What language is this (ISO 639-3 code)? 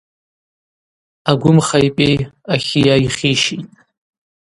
abq